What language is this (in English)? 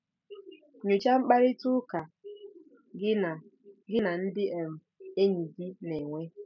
Igbo